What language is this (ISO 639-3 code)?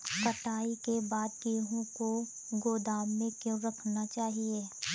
hin